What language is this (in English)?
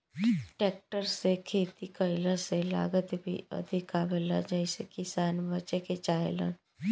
Bhojpuri